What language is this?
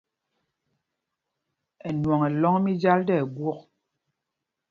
Mpumpong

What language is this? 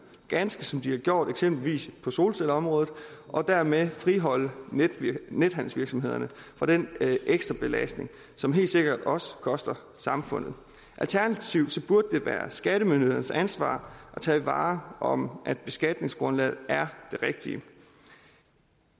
Danish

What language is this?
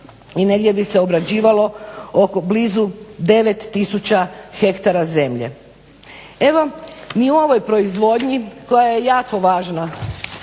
Croatian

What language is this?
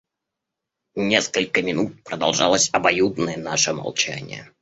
Russian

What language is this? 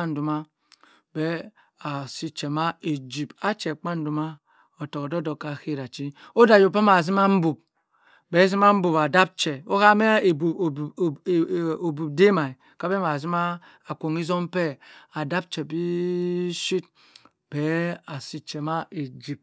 Cross River Mbembe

